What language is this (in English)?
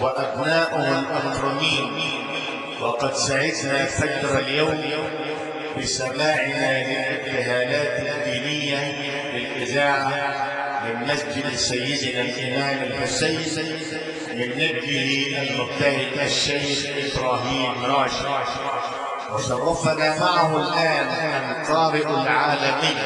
Arabic